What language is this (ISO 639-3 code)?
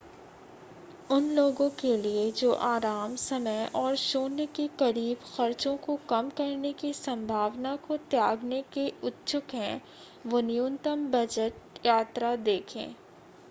hin